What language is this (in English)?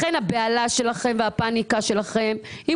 Hebrew